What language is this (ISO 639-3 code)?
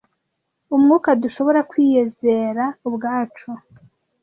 kin